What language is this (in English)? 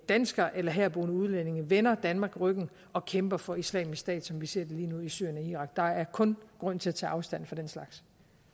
Danish